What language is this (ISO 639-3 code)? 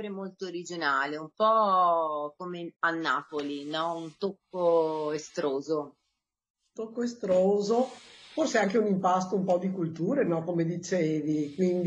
ita